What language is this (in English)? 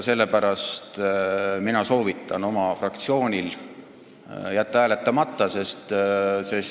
Estonian